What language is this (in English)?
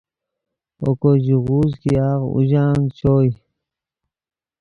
Yidgha